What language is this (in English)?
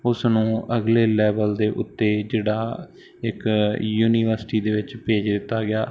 Punjabi